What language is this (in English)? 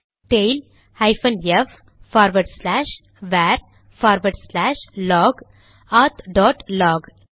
Tamil